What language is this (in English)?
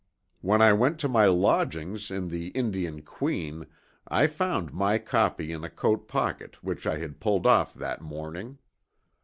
English